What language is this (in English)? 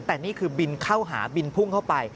Thai